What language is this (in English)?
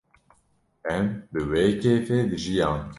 Kurdish